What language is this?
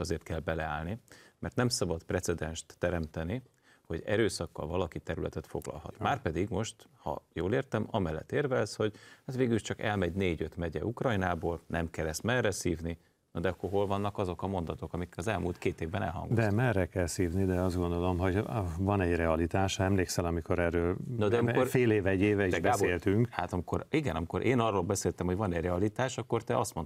Hungarian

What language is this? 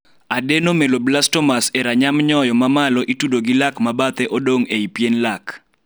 Luo (Kenya and Tanzania)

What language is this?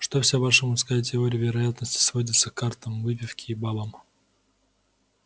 Russian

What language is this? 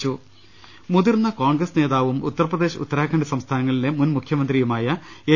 Malayalam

